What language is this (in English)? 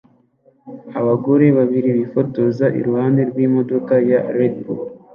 Kinyarwanda